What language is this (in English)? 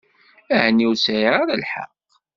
Kabyle